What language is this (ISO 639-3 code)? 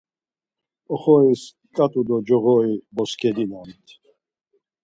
lzz